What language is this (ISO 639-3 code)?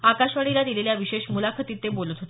mar